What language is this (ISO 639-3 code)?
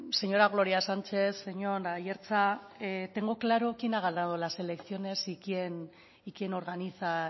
spa